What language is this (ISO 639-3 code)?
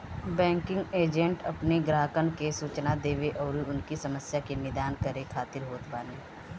bho